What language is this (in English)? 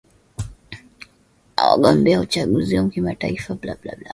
Swahili